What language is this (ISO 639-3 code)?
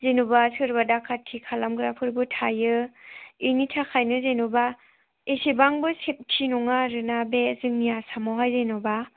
brx